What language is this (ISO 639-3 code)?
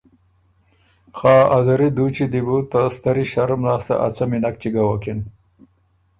oru